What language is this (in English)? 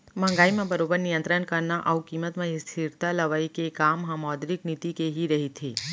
Chhattisgarhi